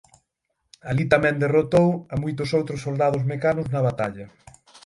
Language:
Galician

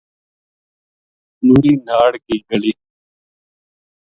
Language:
Gujari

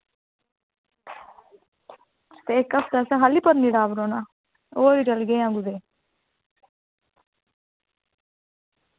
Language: Dogri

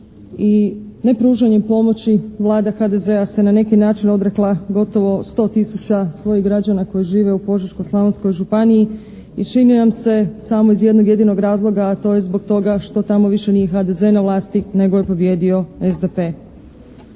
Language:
Croatian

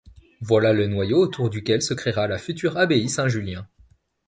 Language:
French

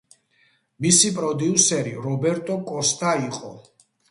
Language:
Georgian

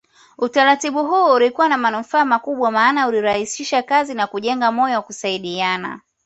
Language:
Swahili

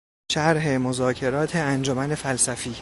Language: Persian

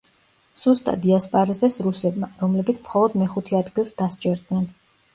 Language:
Georgian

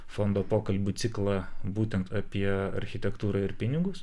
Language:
Lithuanian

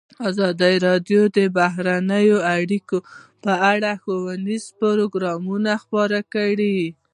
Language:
Pashto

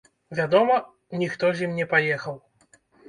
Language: Belarusian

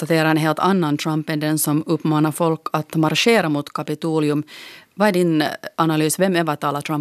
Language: Swedish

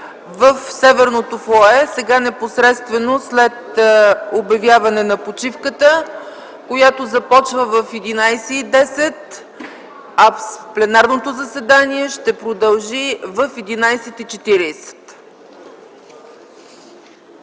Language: Bulgarian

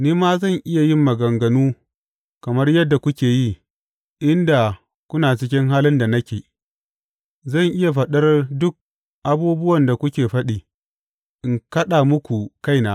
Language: Hausa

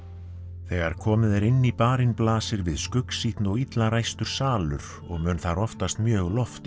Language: Icelandic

